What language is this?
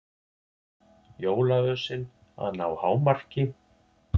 Icelandic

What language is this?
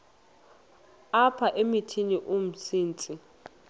Xhosa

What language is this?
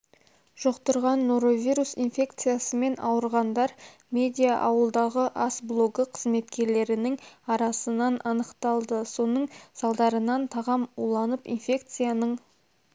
Kazakh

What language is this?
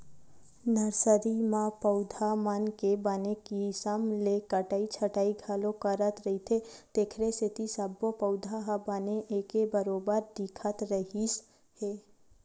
Chhattisgarhi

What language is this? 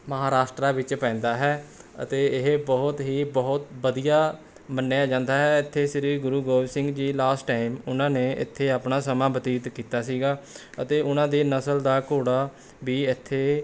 Punjabi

